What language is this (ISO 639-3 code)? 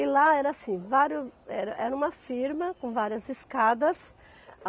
por